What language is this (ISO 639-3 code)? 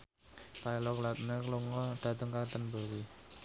jav